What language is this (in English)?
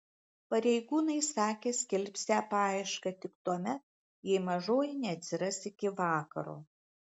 Lithuanian